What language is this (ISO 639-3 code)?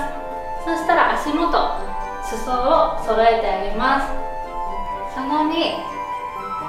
jpn